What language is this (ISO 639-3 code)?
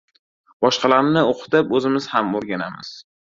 uzb